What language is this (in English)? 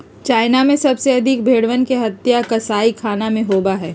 Magahi